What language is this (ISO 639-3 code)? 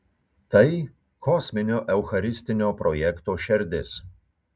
lit